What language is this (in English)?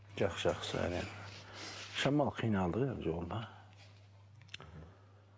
Kazakh